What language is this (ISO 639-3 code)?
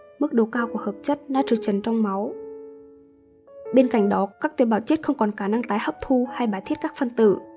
vie